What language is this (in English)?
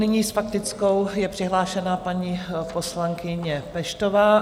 Czech